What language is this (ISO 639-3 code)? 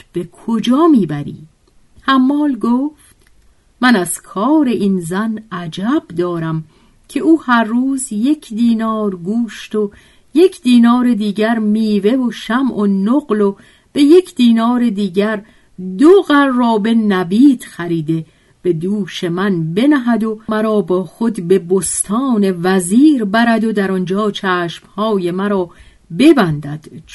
fas